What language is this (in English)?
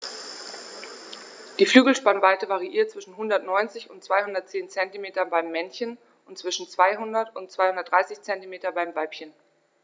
German